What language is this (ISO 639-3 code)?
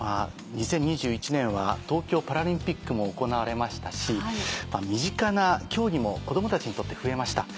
jpn